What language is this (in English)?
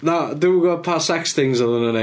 Welsh